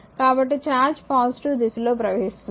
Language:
Telugu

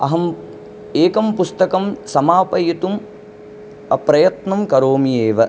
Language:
Sanskrit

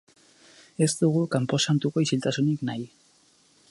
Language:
Basque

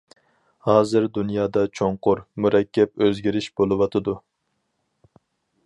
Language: Uyghur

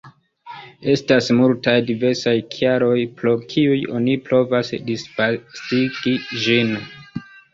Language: Esperanto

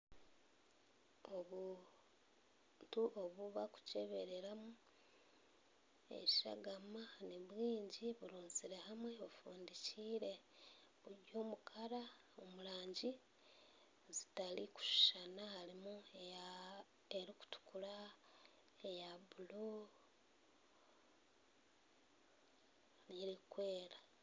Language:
Nyankole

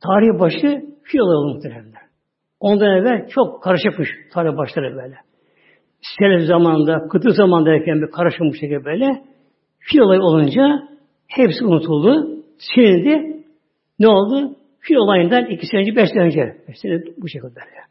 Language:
Turkish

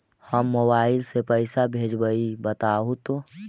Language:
Magahi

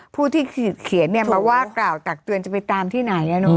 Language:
Thai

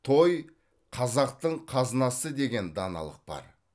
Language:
Kazakh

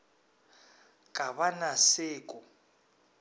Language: Northern Sotho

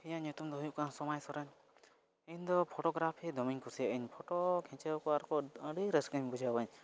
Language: Santali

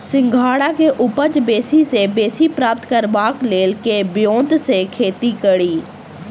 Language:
Maithili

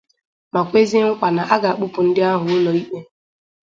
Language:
Igbo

